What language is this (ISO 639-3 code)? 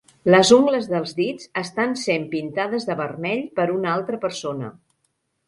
cat